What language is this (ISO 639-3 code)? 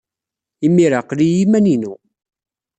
kab